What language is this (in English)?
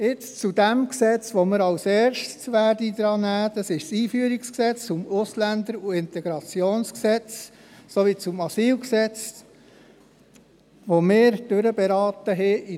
Swiss German